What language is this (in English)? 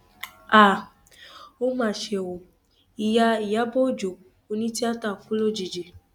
Yoruba